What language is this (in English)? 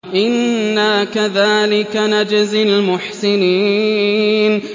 Arabic